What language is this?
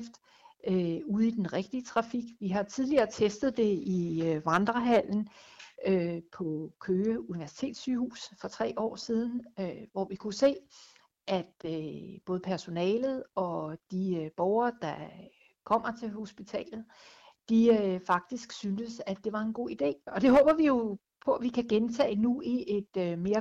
Danish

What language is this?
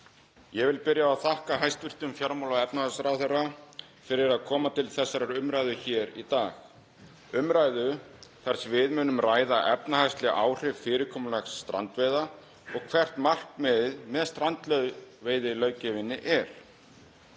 Icelandic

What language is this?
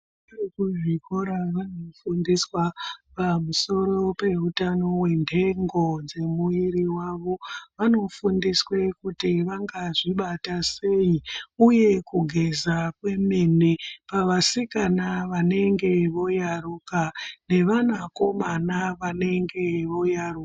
Ndau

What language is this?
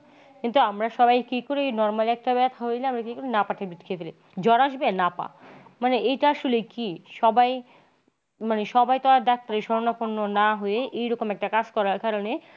Bangla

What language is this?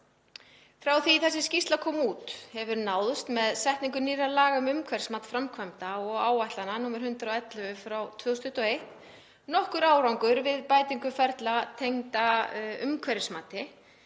Icelandic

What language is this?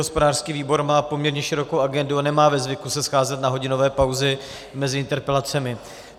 Czech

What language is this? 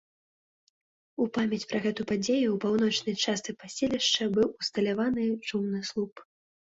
Belarusian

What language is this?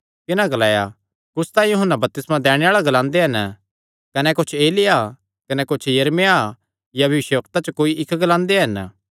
Kangri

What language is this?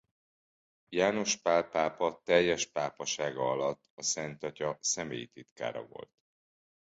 Hungarian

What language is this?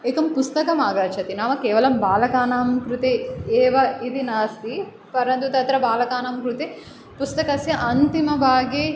Sanskrit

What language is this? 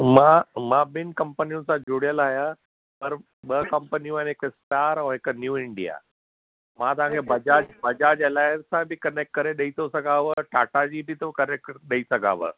Sindhi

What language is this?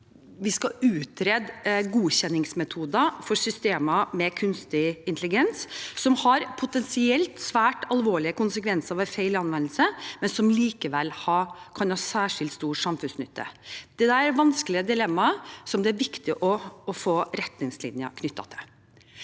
Norwegian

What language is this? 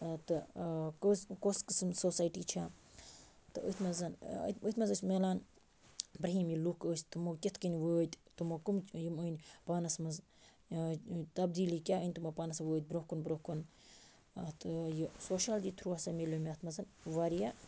Kashmiri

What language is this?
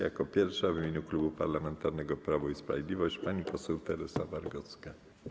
Polish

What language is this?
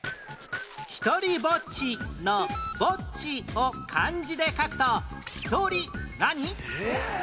Japanese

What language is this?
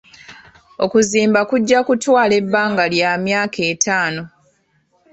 Ganda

